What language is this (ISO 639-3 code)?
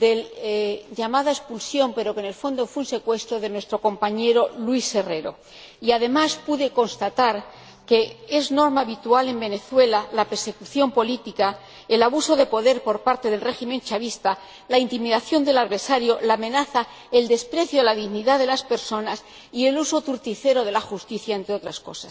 spa